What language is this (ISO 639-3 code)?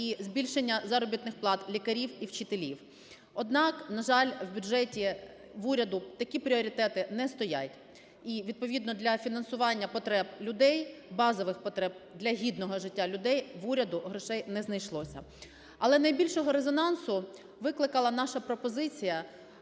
ukr